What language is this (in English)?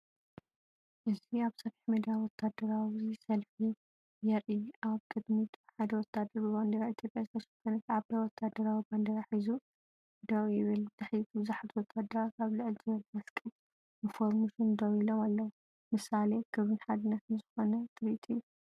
Tigrinya